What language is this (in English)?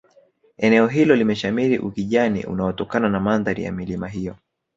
Swahili